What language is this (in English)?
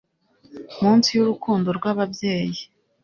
Kinyarwanda